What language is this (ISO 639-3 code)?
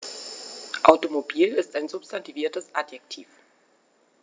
deu